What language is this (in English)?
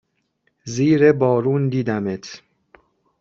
Persian